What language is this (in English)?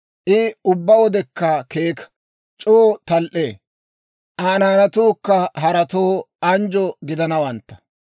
Dawro